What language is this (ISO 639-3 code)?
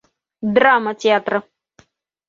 bak